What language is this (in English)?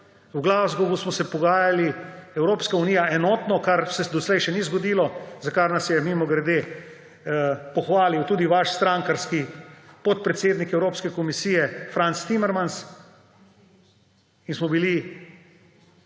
Slovenian